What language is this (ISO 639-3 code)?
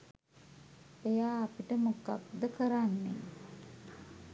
sin